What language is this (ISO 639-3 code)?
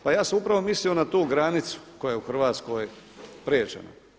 hrv